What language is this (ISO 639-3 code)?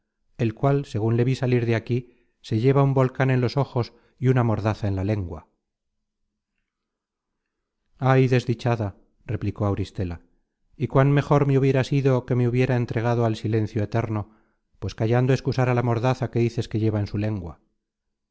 spa